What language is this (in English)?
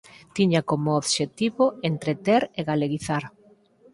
Galician